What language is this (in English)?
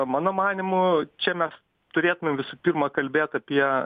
Lithuanian